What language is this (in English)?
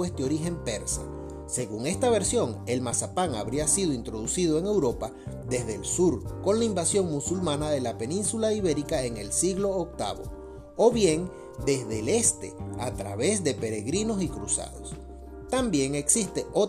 Spanish